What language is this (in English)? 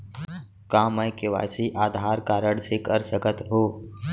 Chhattisgarhi